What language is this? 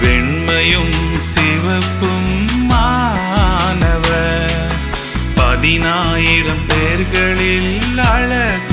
Urdu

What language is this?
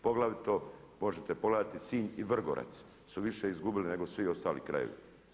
Croatian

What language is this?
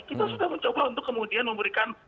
Indonesian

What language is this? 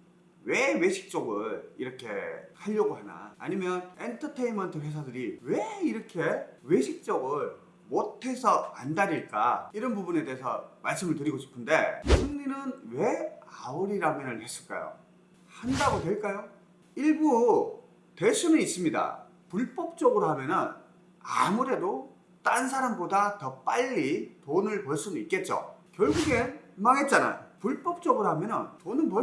Korean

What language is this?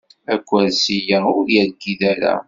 Kabyle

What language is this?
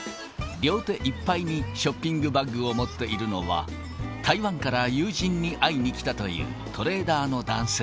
Japanese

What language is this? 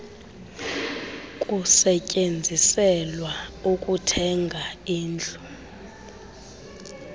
Xhosa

